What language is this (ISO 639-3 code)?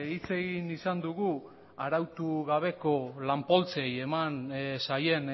eus